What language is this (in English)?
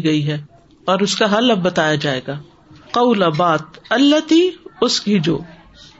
Urdu